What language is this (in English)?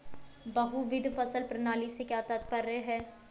Hindi